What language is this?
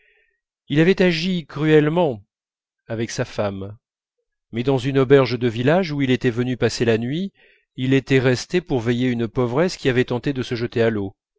French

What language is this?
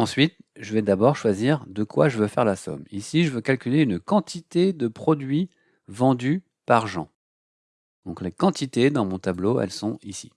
French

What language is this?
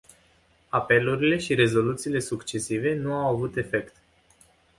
Romanian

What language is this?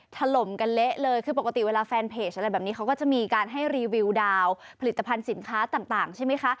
Thai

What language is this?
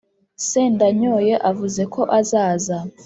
Kinyarwanda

